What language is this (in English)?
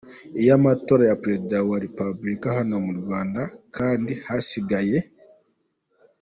Kinyarwanda